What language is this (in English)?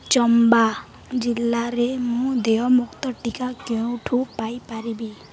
Odia